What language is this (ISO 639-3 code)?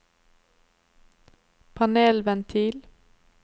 nor